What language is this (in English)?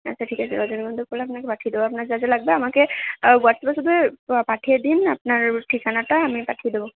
Bangla